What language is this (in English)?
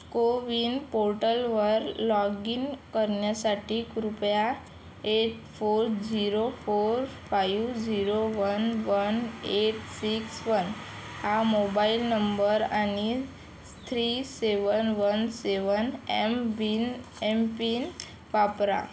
Marathi